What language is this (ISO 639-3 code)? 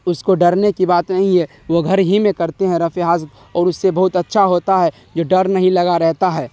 urd